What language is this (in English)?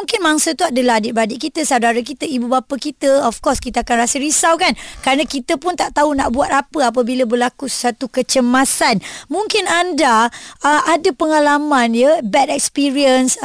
Malay